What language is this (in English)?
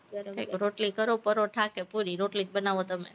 Gujarati